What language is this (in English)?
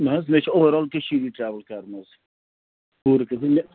Kashmiri